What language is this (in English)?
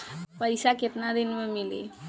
Bhojpuri